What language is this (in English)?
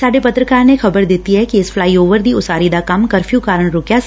Punjabi